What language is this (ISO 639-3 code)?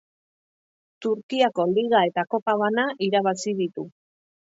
eus